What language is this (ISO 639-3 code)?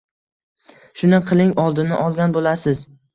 uzb